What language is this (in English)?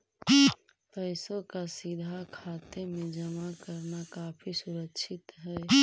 Magahi